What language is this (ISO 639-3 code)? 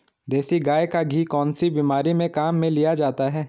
hin